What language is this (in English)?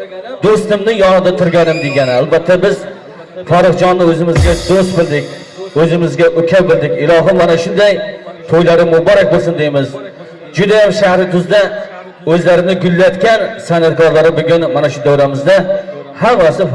Turkish